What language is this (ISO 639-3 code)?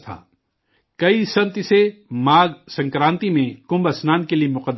urd